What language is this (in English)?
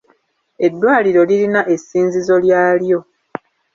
Ganda